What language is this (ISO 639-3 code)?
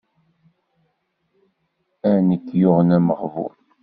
kab